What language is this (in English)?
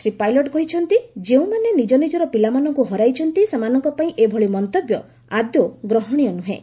Odia